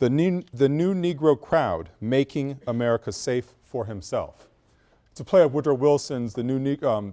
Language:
English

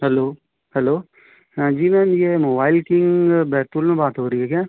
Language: Hindi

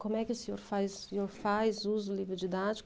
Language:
Portuguese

